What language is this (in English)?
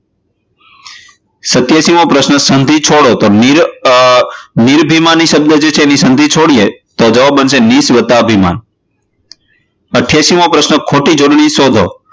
Gujarati